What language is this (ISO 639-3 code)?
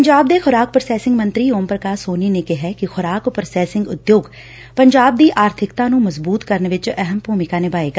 pan